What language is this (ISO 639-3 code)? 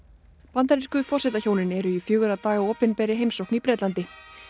isl